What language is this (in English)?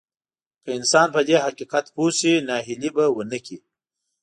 Pashto